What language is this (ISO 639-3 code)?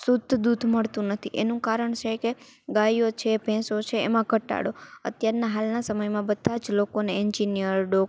guj